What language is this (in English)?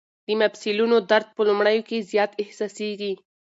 Pashto